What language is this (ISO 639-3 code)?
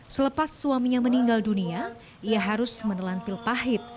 ind